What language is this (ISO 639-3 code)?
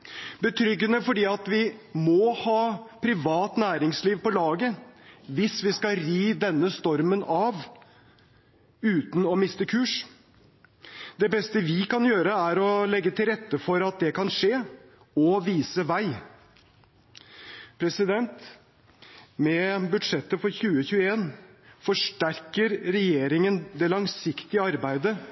nob